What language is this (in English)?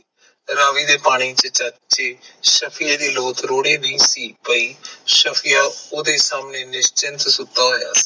Punjabi